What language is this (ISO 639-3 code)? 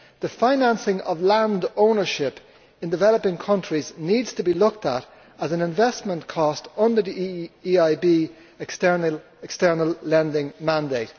eng